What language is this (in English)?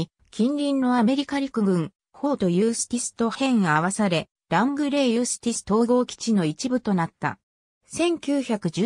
Japanese